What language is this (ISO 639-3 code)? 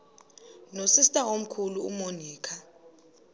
xho